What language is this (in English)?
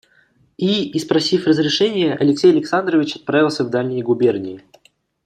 Russian